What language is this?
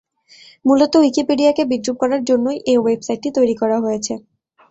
Bangla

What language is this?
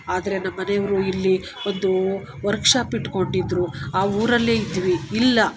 Kannada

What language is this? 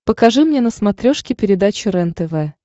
Russian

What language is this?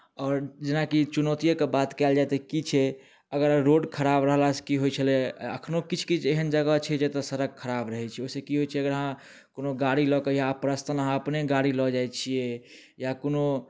Maithili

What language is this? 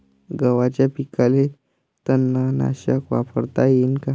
Marathi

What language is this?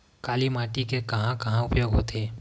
Chhattisgarhi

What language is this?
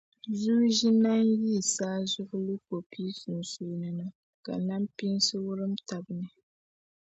Dagbani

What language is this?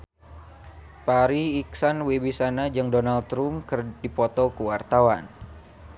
Sundanese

